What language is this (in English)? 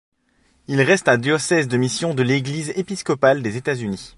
French